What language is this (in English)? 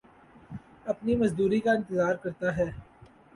Urdu